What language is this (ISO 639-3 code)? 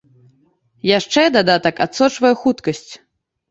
bel